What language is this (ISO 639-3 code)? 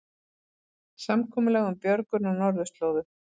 isl